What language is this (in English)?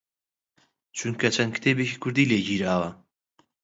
Central Kurdish